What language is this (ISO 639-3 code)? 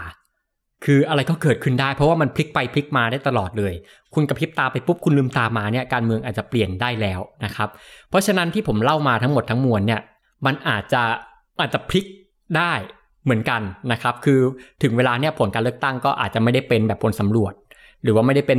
tha